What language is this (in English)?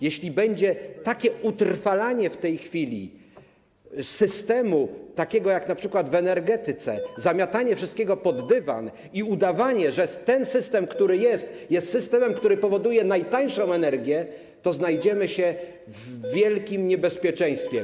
Polish